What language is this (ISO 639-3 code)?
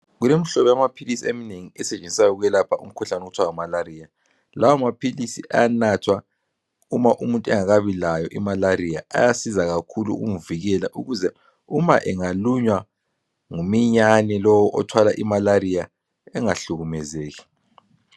nde